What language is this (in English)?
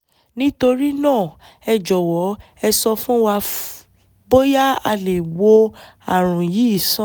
Yoruba